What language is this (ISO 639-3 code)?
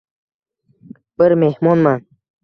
uzb